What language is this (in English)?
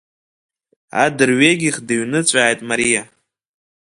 Abkhazian